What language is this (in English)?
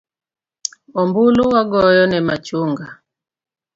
Luo (Kenya and Tanzania)